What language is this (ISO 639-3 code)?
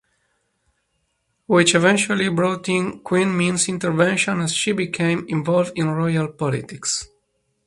eng